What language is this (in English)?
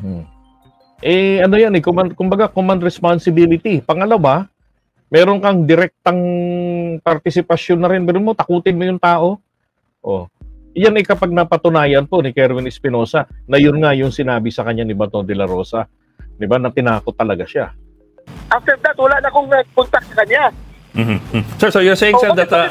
Filipino